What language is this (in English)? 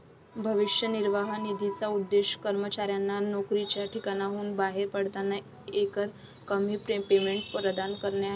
Marathi